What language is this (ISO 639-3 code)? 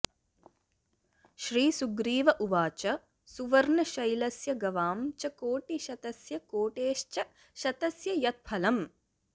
san